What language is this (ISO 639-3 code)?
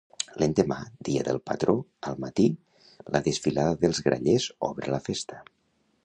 cat